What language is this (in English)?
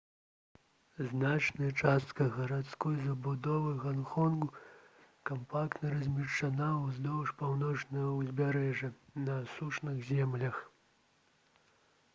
Belarusian